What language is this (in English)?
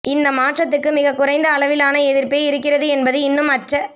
Tamil